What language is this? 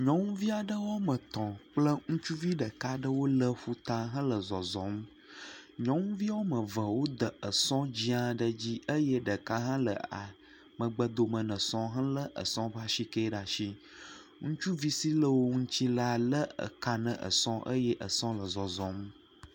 Ewe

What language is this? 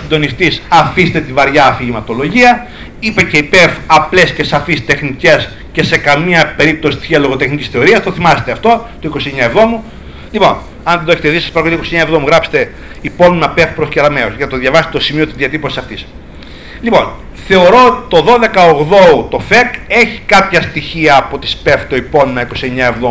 Greek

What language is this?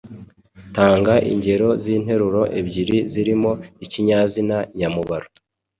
Kinyarwanda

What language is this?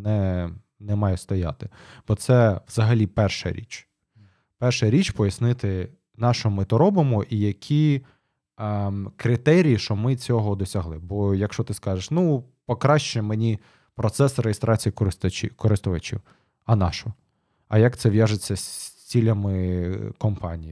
Ukrainian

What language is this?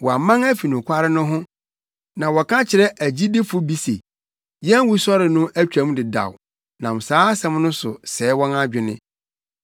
Akan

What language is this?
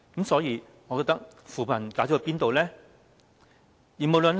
Cantonese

